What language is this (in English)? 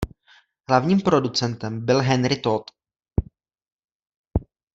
Czech